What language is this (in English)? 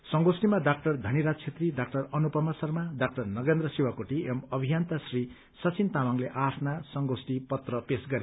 Nepali